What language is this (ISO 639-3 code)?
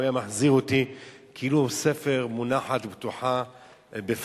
heb